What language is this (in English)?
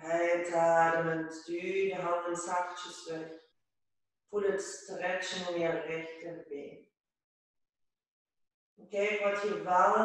Dutch